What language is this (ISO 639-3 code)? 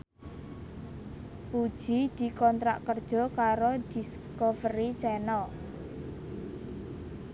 jav